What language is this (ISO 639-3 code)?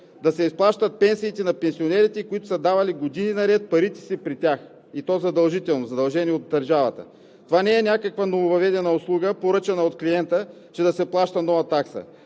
bul